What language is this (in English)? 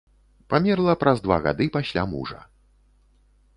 Belarusian